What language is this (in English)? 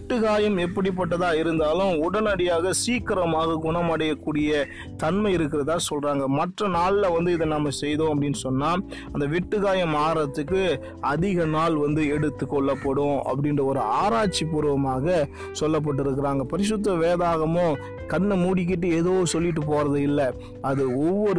Tamil